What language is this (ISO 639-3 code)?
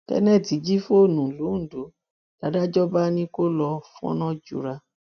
yor